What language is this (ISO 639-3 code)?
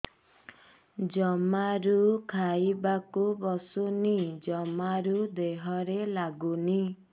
ori